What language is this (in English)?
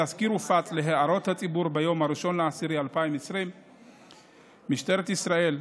Hebrew